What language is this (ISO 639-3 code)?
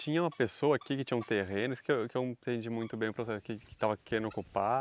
por